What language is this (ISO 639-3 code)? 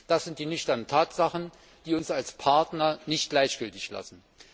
deu